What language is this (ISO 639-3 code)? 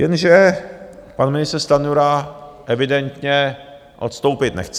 ces